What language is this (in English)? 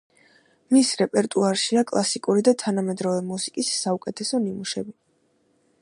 Georgian